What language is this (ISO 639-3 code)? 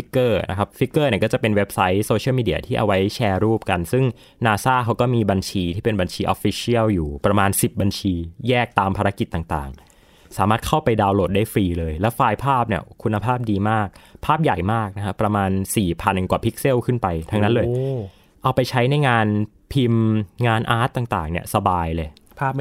tha